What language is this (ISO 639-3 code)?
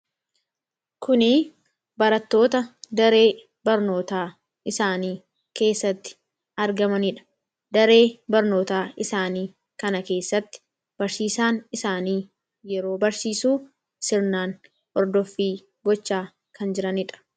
orm